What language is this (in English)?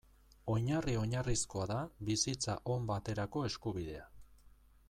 Basque